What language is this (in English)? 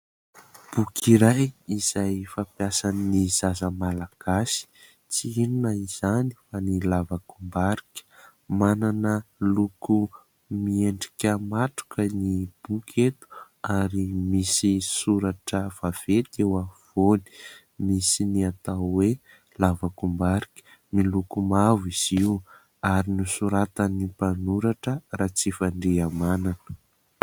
Malagasy